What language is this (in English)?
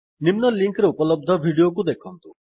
Odia